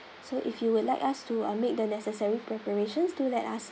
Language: English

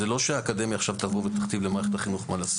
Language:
Hebrew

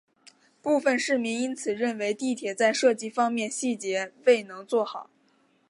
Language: Chinese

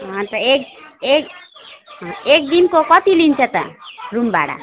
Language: Nepali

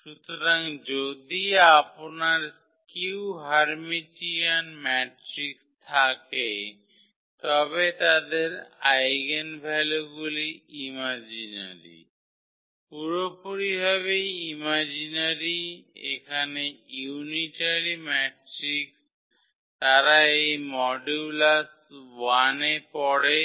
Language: Bangla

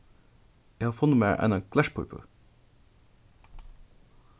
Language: Faroese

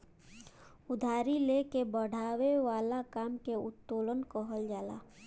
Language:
Bhojpuri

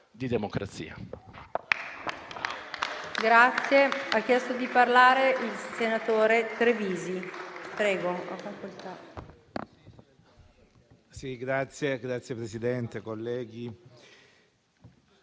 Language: Italian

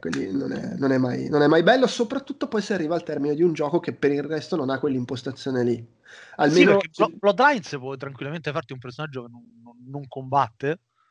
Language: Italian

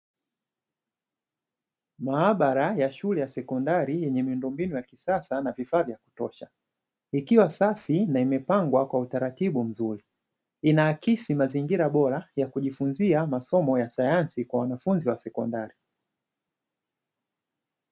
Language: Swahili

